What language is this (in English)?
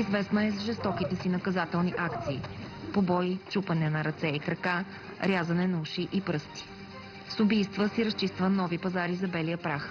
Bulgarian